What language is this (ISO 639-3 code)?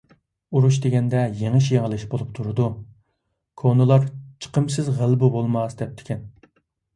uig